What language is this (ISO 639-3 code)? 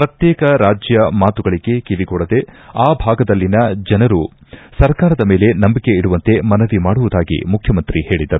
kan